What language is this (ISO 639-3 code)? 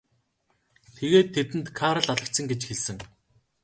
mon